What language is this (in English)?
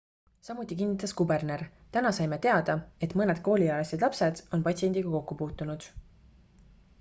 Estonian